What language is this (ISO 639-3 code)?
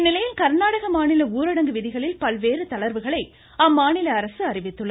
tam